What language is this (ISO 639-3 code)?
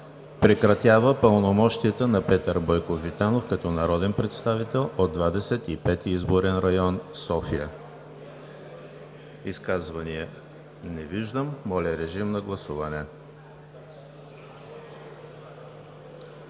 bul